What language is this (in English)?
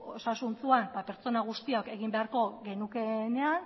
Basque